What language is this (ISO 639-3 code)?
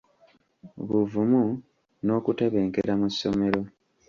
lug